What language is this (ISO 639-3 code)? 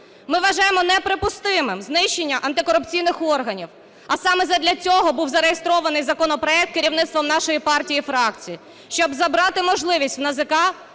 ukr